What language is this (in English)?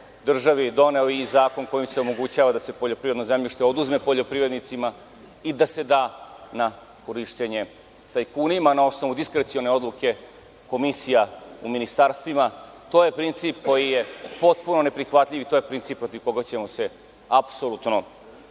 Serbian